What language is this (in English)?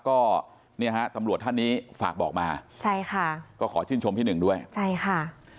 Thai